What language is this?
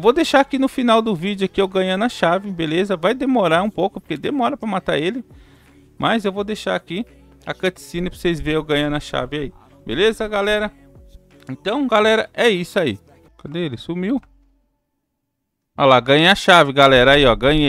Portuguese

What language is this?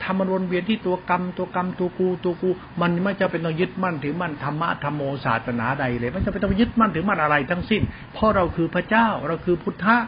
Thai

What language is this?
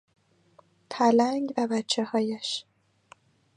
Persian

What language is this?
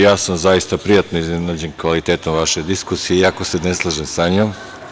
Serbian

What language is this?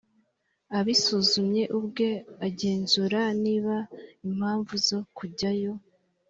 Kinyarwanda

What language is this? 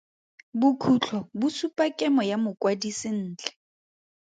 Tswana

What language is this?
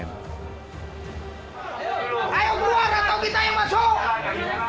Indonesian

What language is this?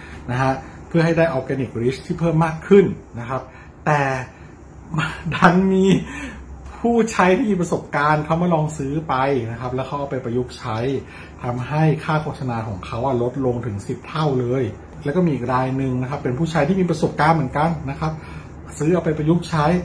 Thai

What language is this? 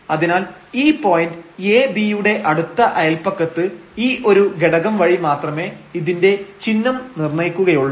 Malayalam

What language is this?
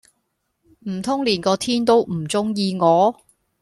Cantonese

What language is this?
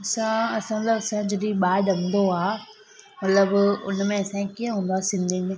Sindhi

